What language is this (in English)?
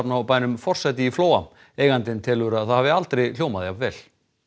Icelandic